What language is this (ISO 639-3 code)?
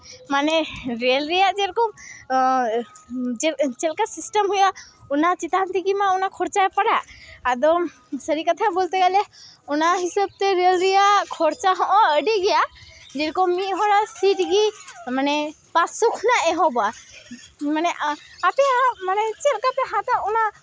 sat